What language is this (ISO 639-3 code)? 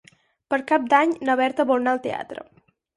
cat